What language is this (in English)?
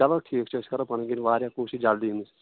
Kashmiri